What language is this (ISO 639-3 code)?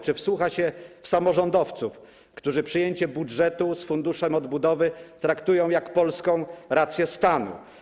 pol